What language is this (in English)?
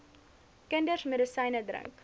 Afrikaans